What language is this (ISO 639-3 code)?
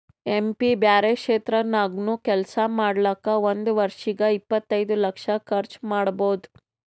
kan